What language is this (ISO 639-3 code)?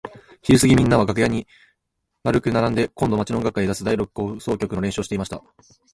jpn